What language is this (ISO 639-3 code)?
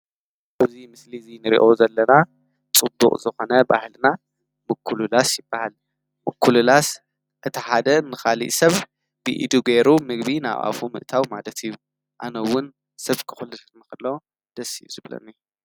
tir